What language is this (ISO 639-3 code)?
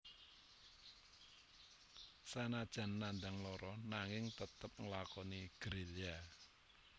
jav